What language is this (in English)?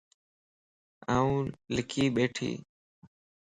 Lasi